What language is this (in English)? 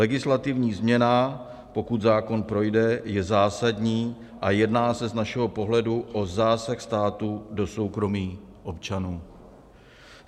Czech